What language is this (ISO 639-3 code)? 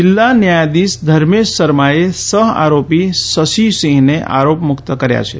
guj